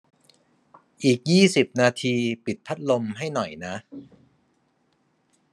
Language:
Thai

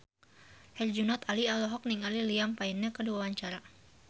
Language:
Sundanese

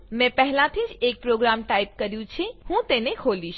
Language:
Gujarati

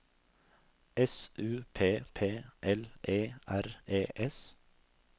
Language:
Norwegian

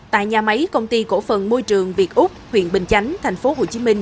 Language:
Vietnamese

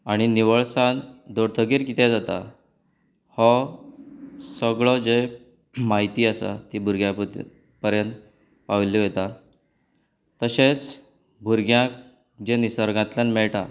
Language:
Konkani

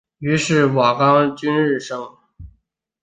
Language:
Chinese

